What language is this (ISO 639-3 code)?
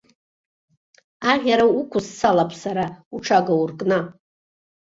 abk